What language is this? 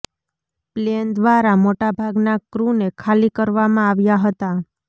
Gujarati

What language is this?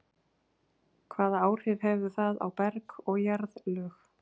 Icelandic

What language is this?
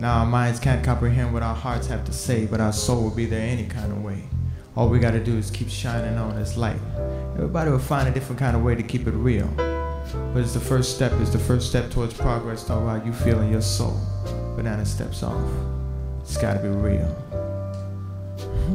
English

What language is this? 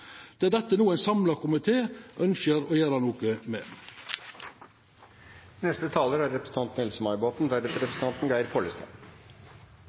Norwegian Nynorsk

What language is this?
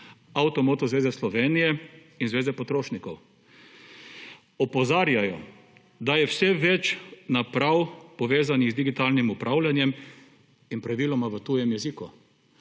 Slovenian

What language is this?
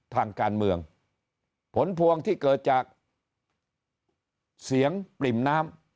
Thai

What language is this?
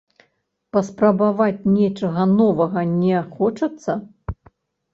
Belarusian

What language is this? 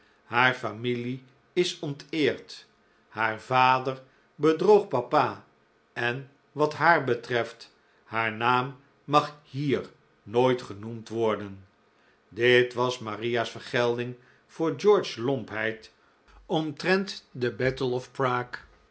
Dutch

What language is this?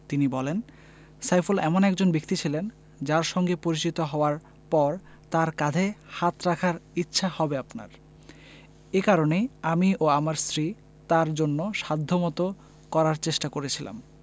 Bangla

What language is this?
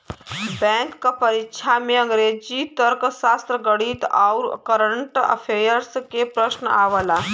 Bhojpuri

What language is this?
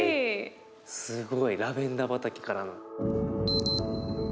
Japanese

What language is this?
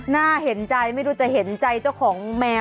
Thai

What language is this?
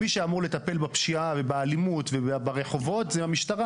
Hebrew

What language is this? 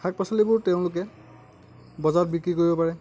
Assamese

